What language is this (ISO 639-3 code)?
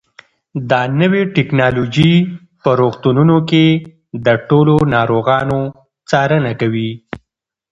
pus